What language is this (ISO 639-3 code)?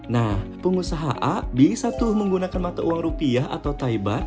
ind